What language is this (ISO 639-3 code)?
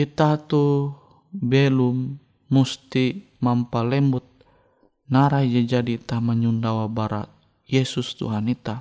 ind